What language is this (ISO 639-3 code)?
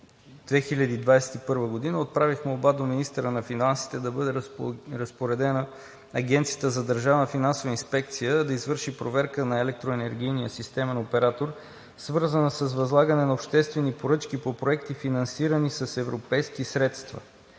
bul